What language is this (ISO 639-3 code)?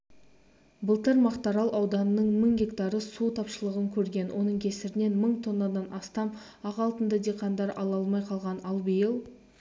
kaz